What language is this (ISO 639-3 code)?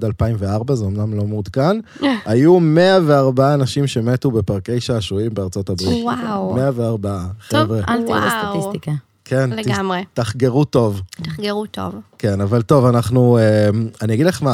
heb